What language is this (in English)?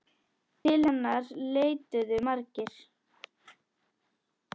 Icelandic